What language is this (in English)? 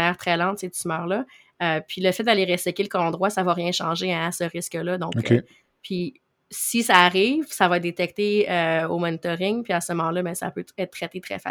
French